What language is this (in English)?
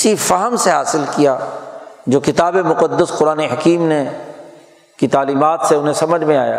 Urdu